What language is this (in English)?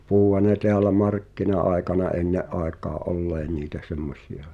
Finnish